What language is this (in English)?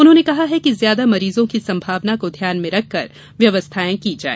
Hindi